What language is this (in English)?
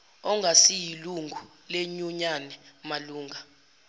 Zulu